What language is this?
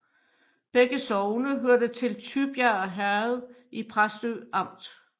Danish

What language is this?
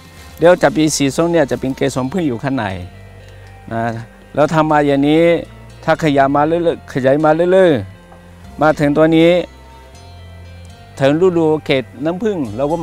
Thai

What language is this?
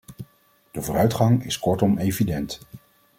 Dutch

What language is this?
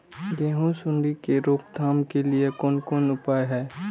Maithili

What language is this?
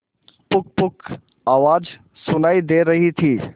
Hindi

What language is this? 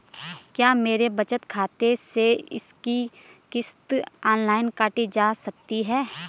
Hindi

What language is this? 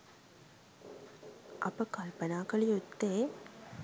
Sinhala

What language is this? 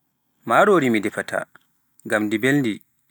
Pular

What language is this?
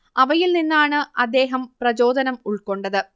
Malayalam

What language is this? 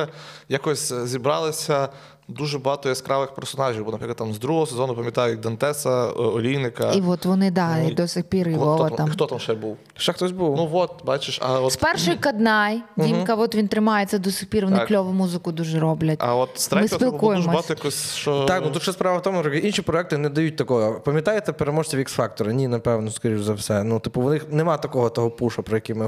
Ukrainian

